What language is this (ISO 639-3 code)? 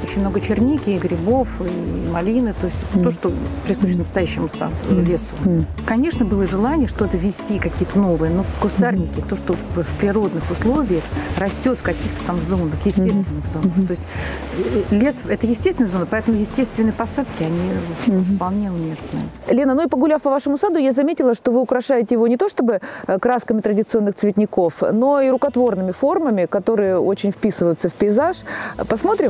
rus